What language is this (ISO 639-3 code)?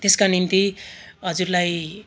nep